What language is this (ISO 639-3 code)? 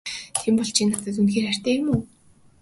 mon